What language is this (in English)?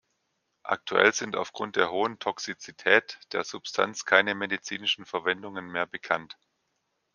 German